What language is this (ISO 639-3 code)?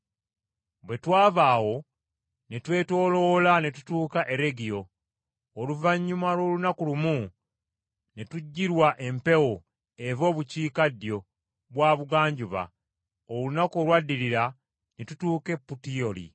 lug